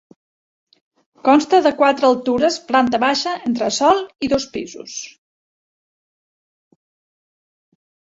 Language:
Catalan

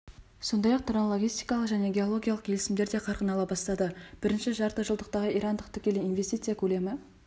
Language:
Kazakh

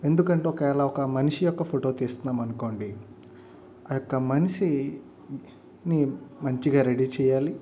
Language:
Telugu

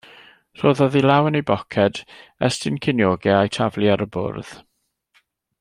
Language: Welsh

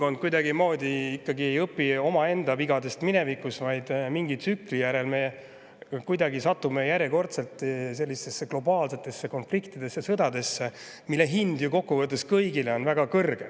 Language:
Estonian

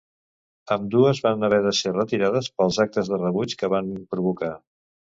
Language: Catalan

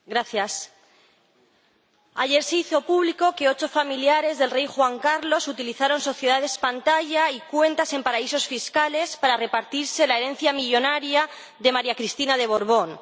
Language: Spanish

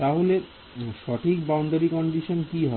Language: Bangla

